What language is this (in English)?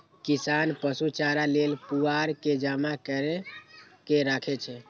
Maithili